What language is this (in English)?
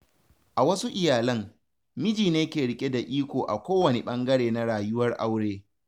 Hausa